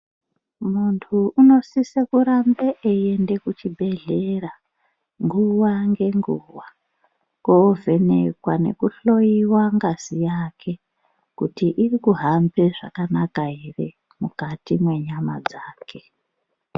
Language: Ndau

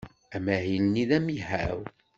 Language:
Kabyle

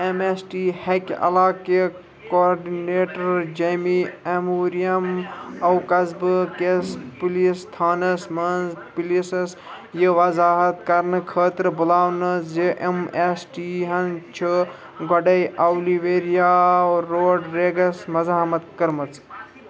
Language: Kashmiri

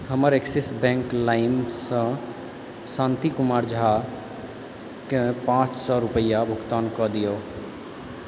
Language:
Maithili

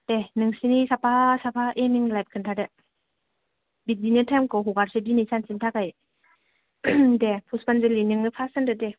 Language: Bodo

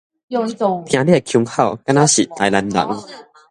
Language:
Min Nan Chinese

